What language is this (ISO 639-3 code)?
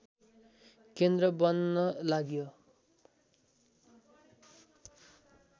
nep